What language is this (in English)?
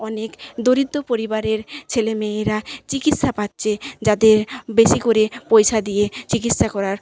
Bangla